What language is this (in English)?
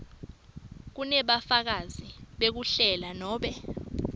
Swati